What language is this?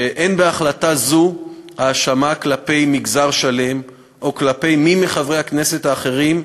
Hebrew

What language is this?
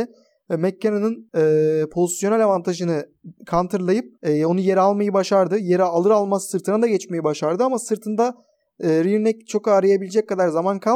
Turkish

